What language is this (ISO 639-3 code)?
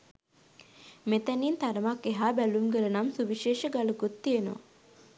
sin